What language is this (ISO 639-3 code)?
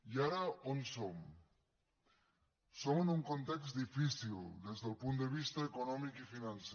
cat